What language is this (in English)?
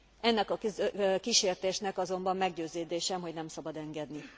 Hungarian